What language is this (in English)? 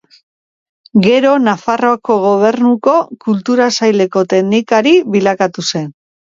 Basque